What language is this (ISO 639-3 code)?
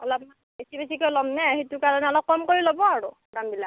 asm